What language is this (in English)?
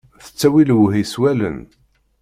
Kabyle